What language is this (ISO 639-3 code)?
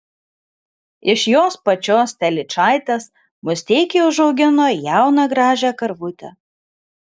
lit